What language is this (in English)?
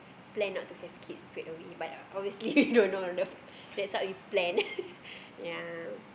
English